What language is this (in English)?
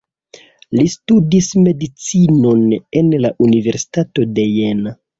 Esperanto